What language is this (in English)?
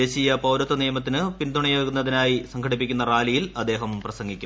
Malayalam